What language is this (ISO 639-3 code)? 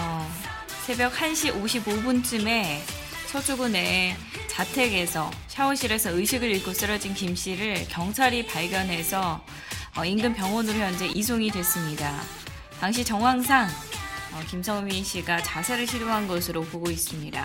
kor